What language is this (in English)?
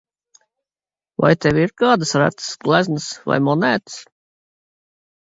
Latvian